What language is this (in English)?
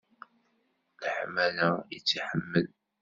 Kabyle